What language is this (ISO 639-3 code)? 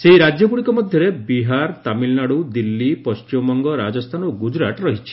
ori